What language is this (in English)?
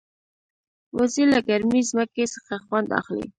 Pashto